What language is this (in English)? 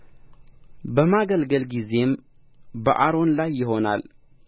Amharic